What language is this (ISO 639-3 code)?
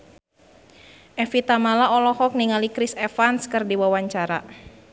sun